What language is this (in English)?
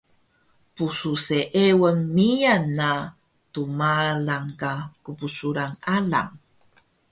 Taroko